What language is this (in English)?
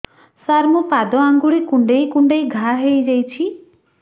Odia